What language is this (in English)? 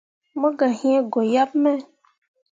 Mundang